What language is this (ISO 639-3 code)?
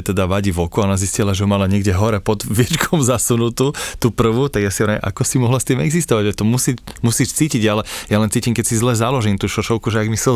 slk